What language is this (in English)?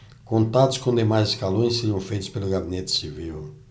Portuguese